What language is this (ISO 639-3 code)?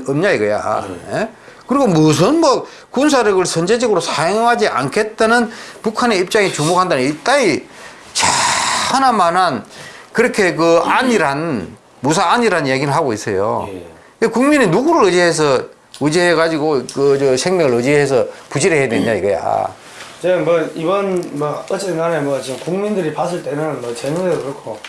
kor